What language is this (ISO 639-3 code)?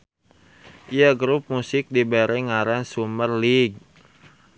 sun